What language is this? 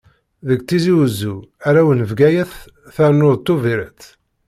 Kabyle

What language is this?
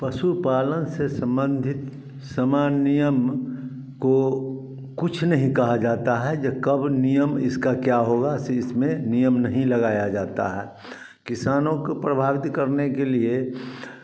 Hindi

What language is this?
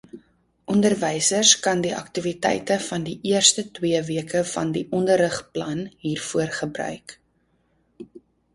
Afrikaans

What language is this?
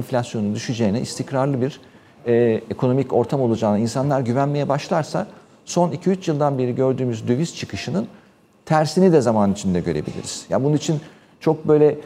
Turkish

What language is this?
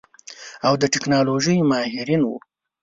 Pashto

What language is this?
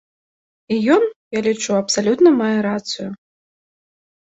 Belarusian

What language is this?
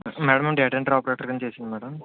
Telugu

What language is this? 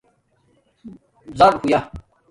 Domaaki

